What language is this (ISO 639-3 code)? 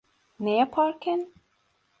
tur